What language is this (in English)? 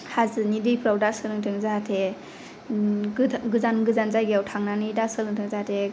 Bodo